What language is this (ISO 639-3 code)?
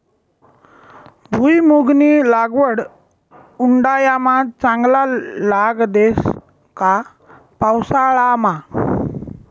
mar